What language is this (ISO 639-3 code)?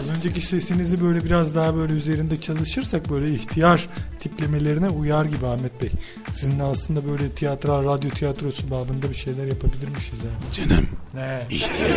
tur